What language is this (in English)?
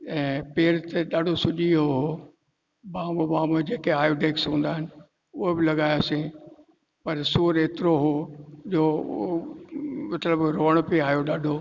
Sindhi